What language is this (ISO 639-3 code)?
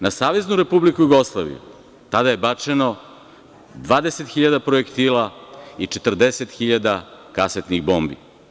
srp